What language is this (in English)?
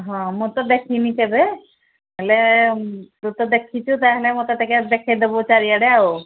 Odia